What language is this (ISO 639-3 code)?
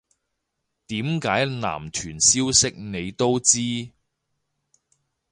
yue